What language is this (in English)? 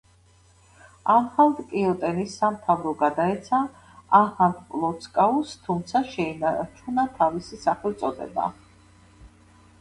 Georgian